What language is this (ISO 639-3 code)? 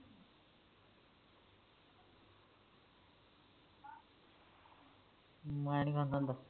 pan